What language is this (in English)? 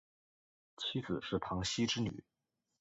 Chinese